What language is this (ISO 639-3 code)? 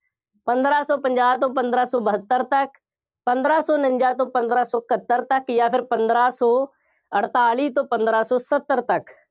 pan